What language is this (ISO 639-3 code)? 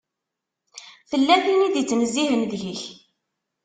kab